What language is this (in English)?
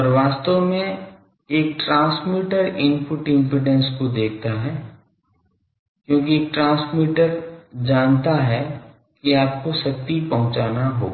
Hindi